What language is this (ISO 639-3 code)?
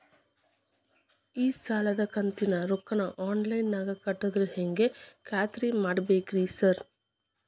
kan